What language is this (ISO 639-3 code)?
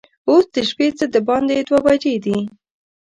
pus